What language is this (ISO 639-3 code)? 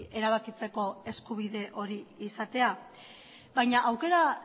eus